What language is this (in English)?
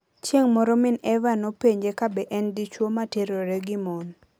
Luo (Kenya and Tanzania)